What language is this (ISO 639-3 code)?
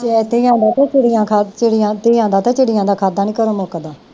pan